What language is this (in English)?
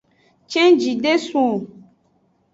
Aja (Benin)